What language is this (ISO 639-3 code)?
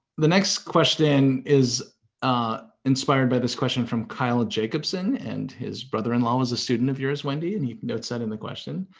eng